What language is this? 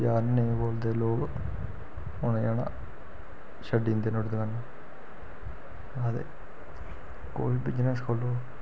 Dogri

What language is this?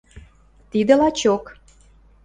Western Mari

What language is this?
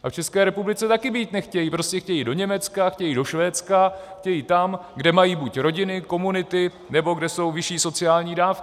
Czech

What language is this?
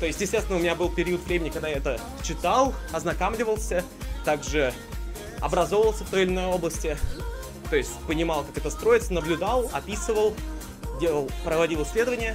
Russian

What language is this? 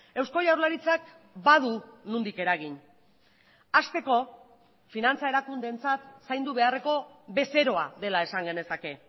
Basque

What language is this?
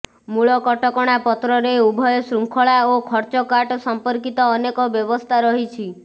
Odia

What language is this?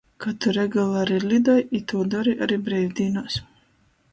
Latgalian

